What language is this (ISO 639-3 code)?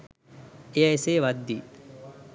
sin